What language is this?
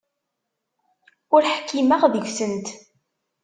Kabyle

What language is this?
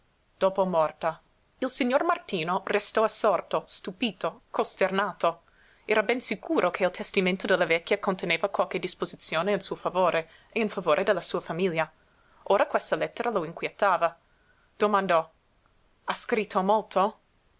Italian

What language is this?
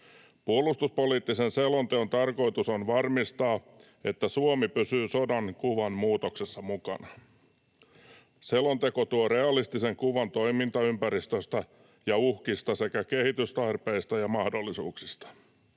Finnish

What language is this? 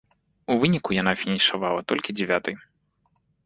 Belarusian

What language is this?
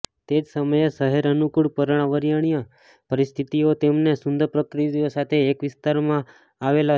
Gujarati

